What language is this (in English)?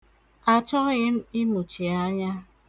Igbo